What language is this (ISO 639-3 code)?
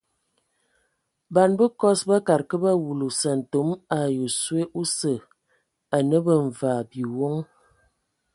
ewo